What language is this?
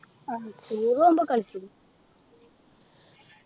Malayalam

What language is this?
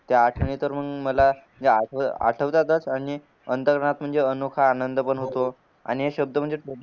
Marathi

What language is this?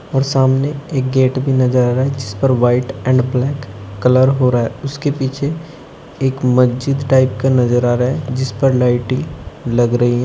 Hindi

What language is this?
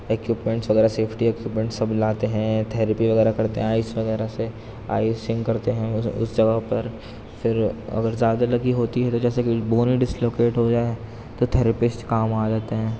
Urdu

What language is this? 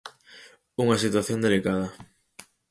Galician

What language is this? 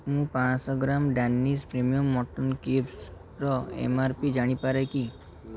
Odia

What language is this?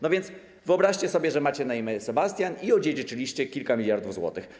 Polish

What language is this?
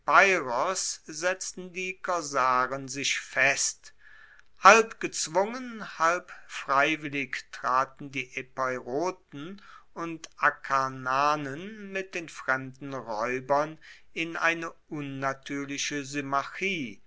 German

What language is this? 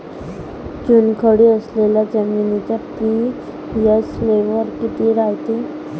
Marathi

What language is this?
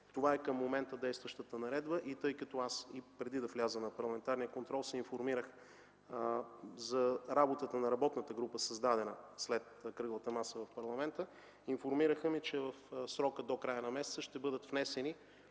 Bulgarian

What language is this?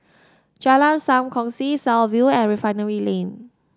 English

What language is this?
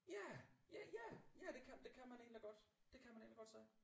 Danish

